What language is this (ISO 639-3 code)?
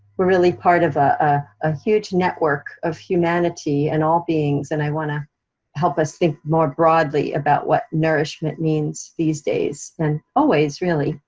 eng